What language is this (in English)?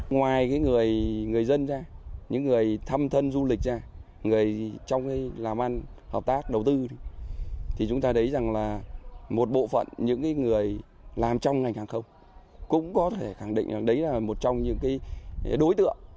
Vietnamese